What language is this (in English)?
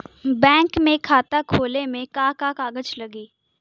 Bhojpuri